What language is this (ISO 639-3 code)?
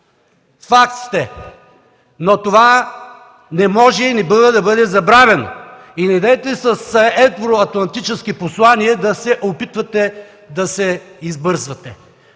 bul